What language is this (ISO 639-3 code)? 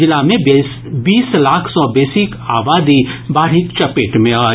mai